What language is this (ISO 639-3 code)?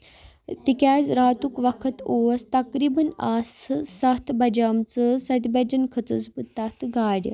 kas